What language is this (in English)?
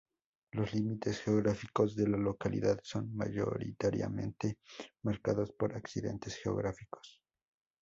Spanish